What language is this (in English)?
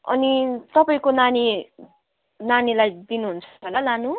Nepali